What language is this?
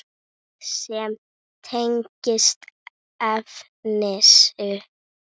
Icelandic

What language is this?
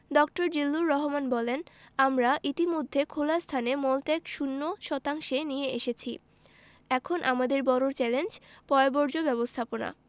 Bangla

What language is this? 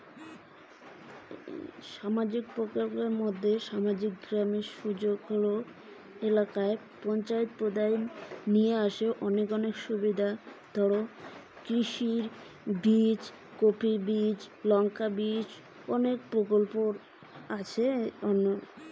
Bangla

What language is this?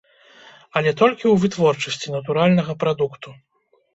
Belarusian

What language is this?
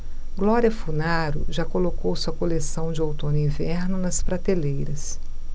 Portuguese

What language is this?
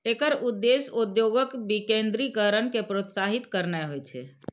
Maithili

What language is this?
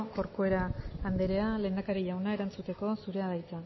Basque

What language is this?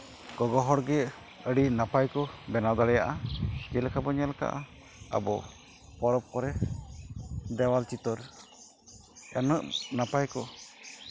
Santali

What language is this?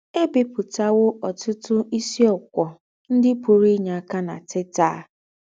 Igbo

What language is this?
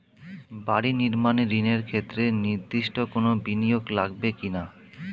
Bangla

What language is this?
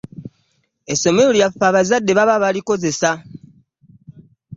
Ganda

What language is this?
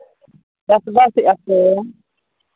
Santali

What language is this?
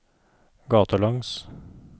Norwegian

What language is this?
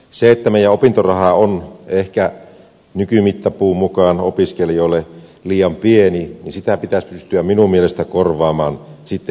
Finnish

